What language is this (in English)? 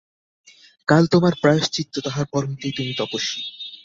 Bangla